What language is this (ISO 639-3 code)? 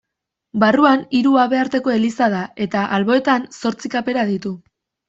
eus